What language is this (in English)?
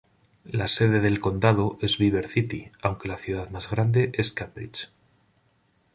Spanish